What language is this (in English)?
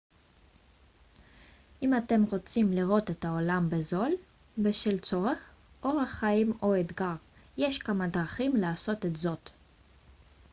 Hebrew